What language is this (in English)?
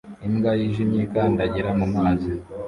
Kinyarwanda